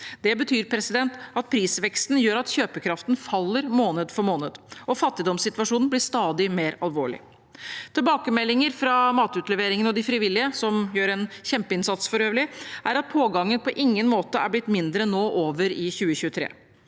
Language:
Norwegian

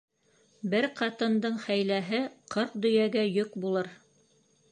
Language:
Bashkir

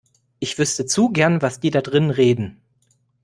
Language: German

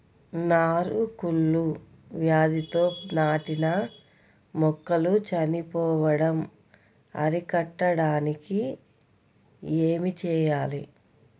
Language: Telugu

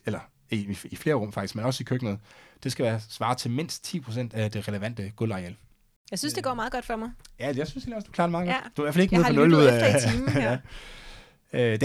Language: Danish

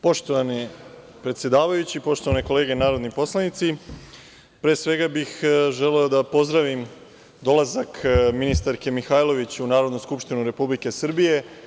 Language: Serbian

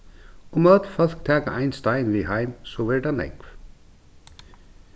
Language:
Faroese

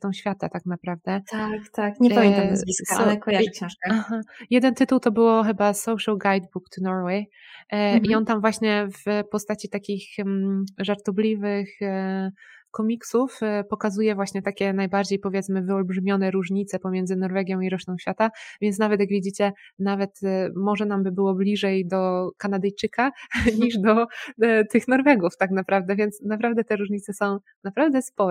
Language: Polish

